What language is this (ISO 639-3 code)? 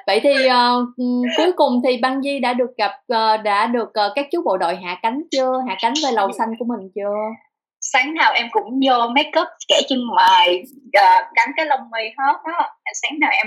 vie